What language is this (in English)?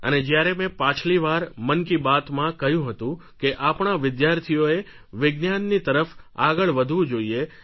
Gujarati